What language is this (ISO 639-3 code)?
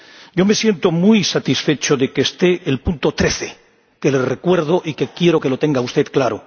spa